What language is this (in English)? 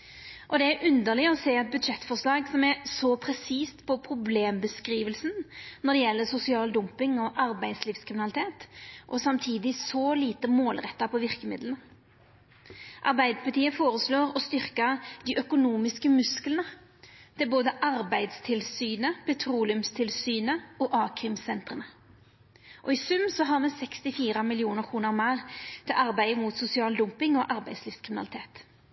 Norwegian Nynorsk